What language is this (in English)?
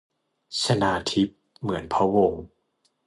Thai